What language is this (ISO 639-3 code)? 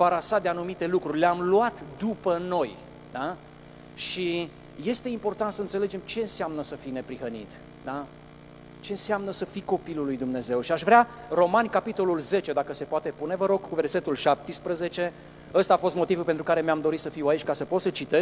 ron